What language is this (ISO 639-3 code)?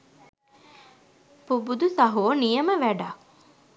sin